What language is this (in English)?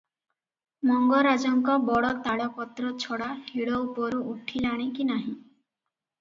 Odia